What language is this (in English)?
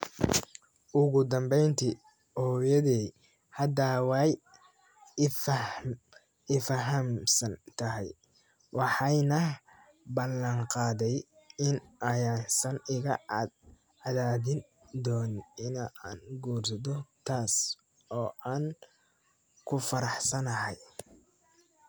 Somali